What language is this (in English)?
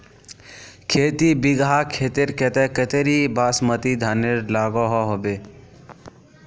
Magahi